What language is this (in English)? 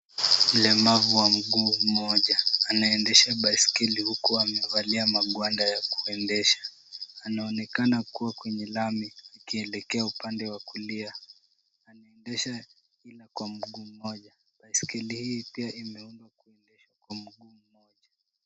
Swahili